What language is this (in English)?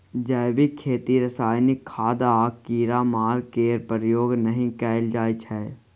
Maithili